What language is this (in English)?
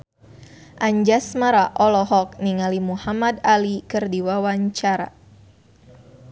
Sundanese